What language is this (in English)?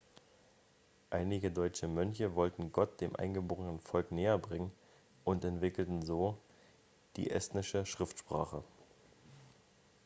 German